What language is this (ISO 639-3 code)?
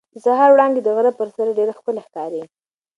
pus